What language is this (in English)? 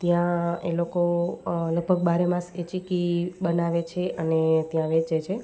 Gujarati